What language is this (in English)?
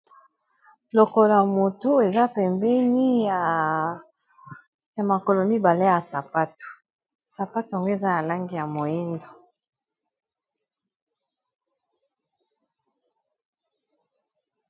Lingala